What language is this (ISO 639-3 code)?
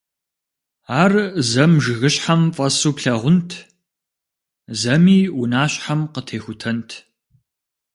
kbd